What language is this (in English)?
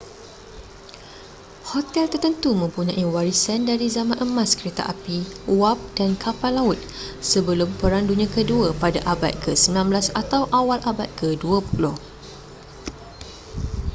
Malay